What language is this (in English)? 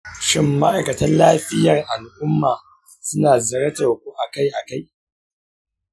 Hausa